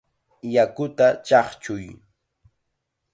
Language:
Chiquián Ancash Quechua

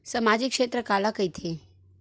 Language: Chhattisgarhi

